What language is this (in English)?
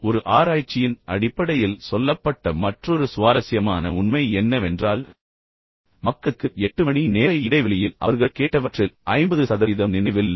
Tamil